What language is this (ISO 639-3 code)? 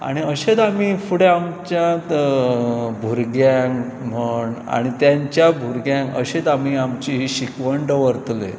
kok